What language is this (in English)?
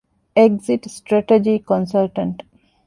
Divehi